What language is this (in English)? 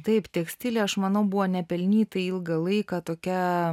Lithuanian